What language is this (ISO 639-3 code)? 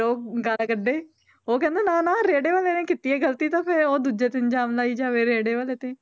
pan